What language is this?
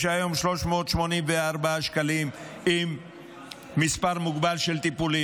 Hebrew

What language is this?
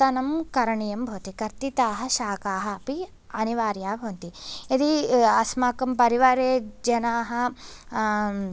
Sanskrit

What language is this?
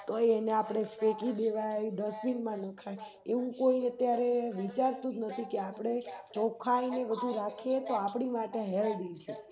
Gujarati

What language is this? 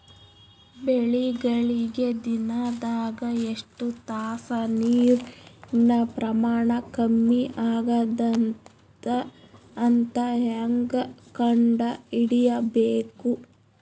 Kannada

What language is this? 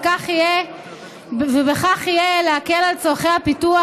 Hebrew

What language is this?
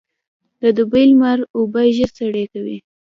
Pashto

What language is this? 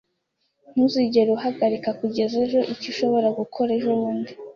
Kinyarwanda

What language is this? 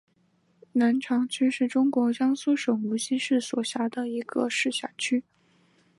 Chinese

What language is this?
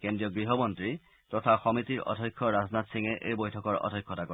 Assamese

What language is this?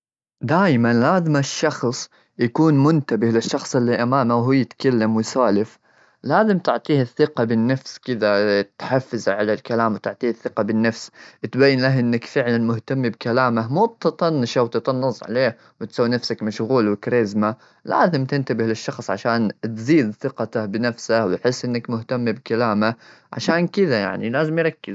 Gulf Arabic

